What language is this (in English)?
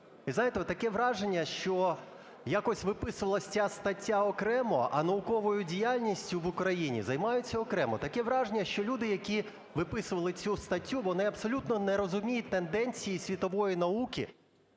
Ukrainian